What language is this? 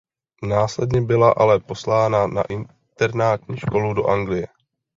Czech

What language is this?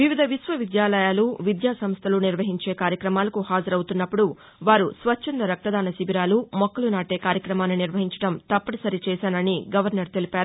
Telugu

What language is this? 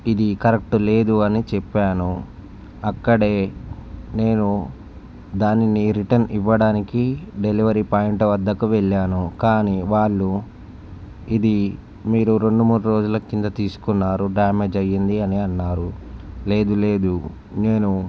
Telugu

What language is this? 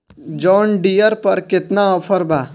Bhojpuri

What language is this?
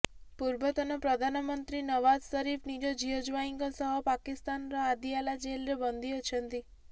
Odia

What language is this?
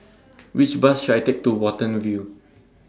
English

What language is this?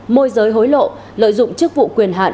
Vietnamese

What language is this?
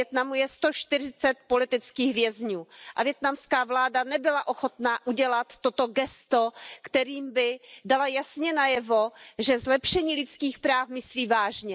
Czech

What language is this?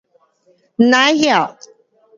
Pu-Xian Chinese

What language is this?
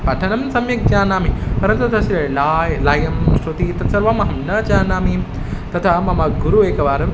Sanskrit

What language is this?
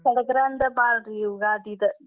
Kannada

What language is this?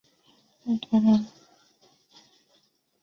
Chinese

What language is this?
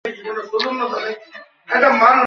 Bangla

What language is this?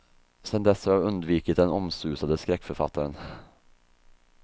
Swedish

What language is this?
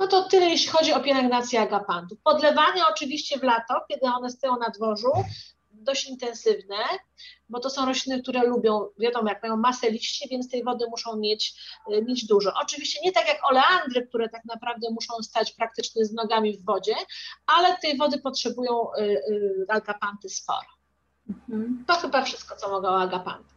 Polish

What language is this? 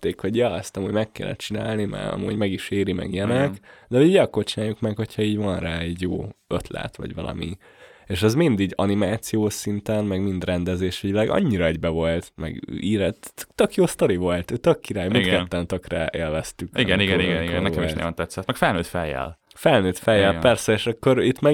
Hungarian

